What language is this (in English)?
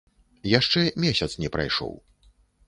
Belarusian